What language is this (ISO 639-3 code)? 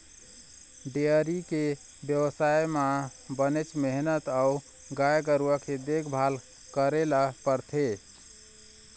hne